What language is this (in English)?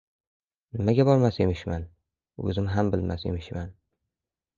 Uzbek